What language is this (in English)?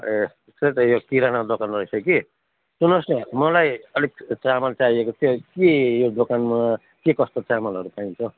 Nepali